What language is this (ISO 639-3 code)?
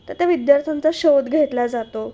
mar